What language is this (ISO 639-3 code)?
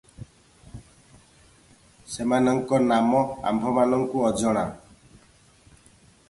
ori